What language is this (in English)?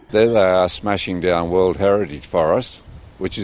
Indonesian